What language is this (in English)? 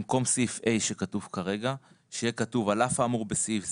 Hebrew